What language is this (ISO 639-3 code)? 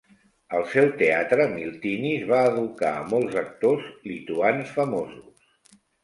cat